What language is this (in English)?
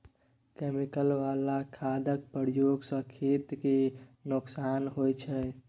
Maithili